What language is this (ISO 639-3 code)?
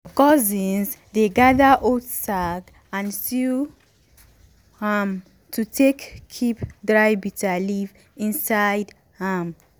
pcm